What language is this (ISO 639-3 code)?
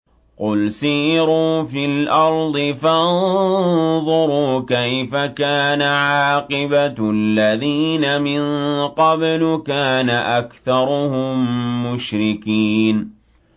ara